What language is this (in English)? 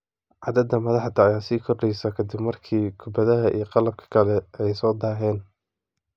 Somali